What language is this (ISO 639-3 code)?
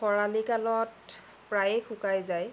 asm